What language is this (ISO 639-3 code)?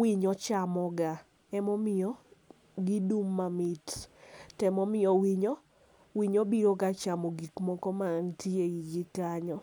luo